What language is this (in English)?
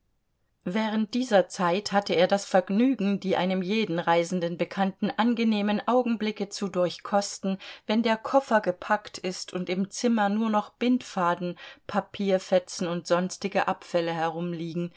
German